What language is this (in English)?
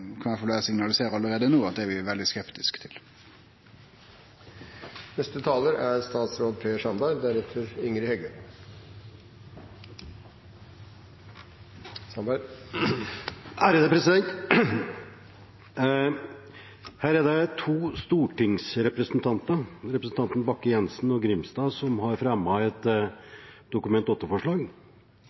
Norwegian